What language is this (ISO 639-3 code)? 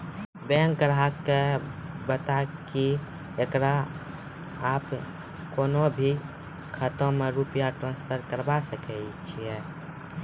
mai